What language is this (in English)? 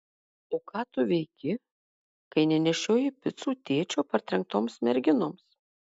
Lithuanian